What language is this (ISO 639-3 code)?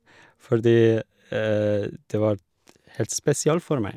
nor